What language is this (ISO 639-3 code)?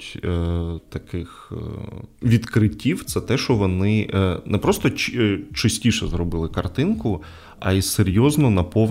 ukr